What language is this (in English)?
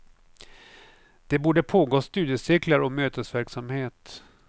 Swedish